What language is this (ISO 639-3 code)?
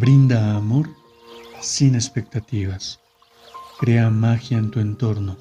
spa